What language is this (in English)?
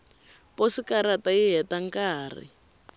Tsonga